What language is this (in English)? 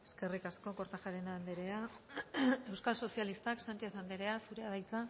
Basque